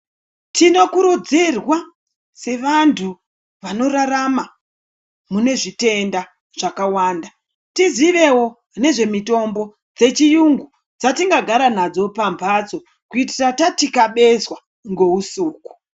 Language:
Ndau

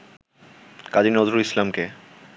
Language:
Bangla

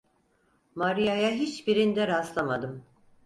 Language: Turkish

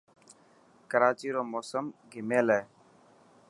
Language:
Dhatki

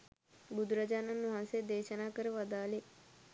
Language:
Sinhala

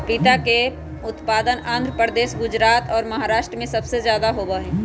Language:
Magahi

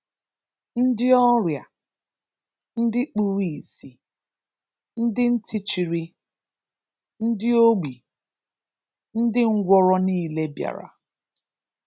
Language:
Igbo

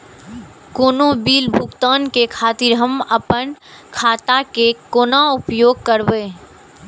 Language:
Maithili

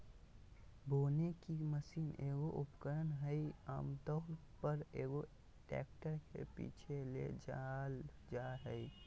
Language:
Magahi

